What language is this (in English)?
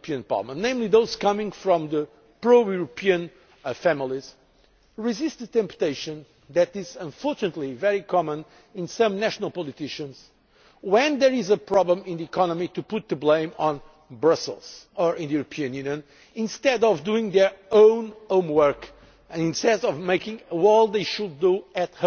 English